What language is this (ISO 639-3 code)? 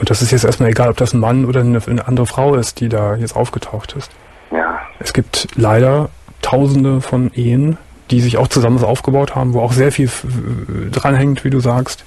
deu